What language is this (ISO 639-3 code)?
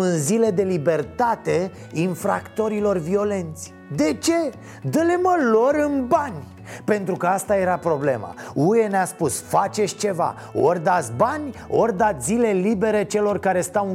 ron